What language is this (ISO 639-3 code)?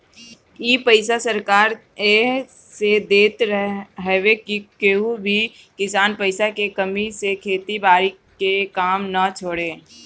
bho